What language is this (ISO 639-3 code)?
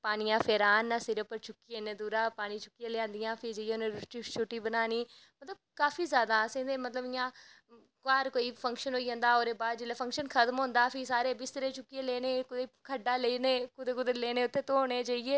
doi